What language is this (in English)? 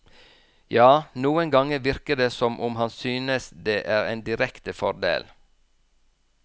Norwegian